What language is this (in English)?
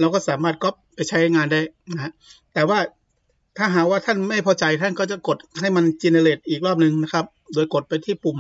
Thai